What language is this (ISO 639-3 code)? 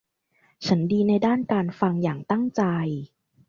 tha